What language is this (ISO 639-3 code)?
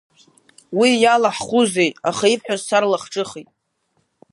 abk